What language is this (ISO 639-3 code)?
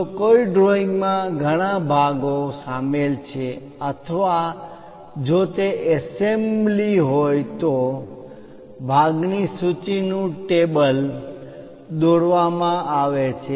guj